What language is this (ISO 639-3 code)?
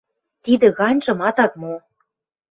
mrj